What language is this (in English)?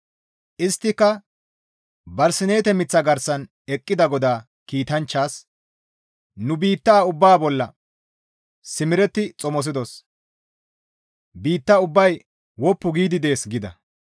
Gamo